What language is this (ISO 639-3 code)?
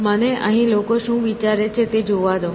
guj